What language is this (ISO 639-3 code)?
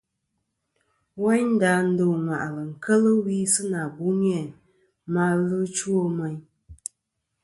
bkm